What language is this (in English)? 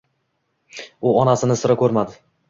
Uzbek